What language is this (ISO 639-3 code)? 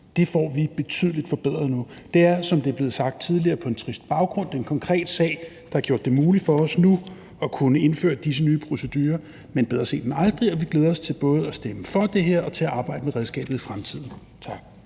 dan